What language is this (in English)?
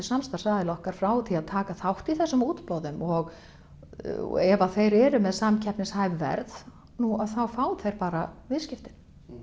Icelandic